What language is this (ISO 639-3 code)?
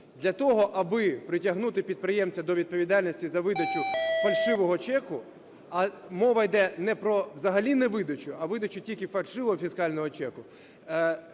ukr